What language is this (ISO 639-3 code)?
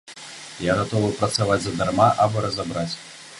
bel